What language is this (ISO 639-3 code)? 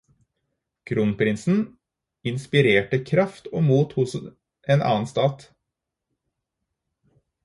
nob